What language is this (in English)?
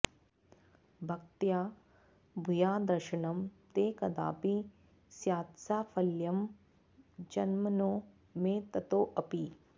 Sanskrit